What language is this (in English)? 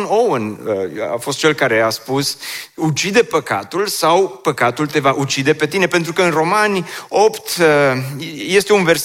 Romanian